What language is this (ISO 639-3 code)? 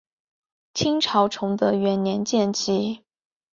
zho